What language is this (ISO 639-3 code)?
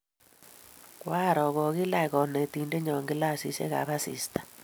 kln